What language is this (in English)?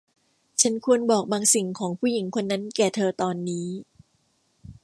Thai